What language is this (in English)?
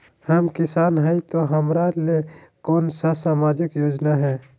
Magahi